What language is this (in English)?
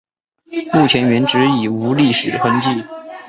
Chinese